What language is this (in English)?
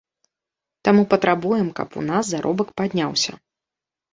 Belarusian